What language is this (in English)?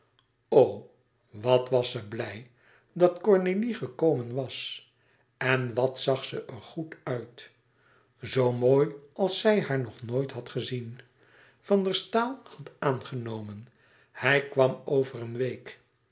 Dutch